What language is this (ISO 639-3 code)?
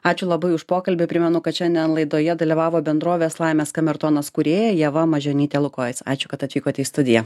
lit